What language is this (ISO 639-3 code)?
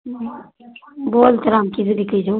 mai